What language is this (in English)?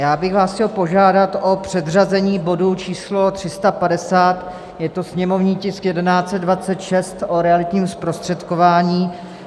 Czech